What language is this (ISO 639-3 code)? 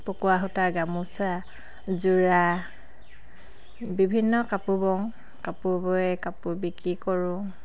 asm